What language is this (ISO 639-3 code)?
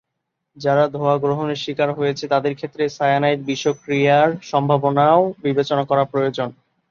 ben